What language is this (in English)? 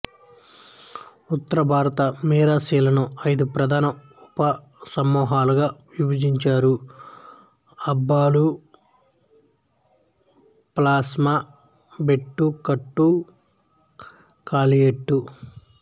Telugu